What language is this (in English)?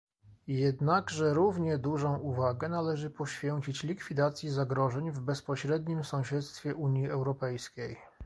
Polish